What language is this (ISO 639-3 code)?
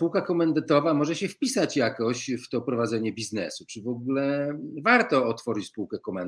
pol